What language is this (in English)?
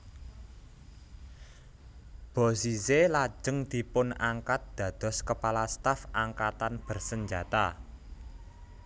Javanese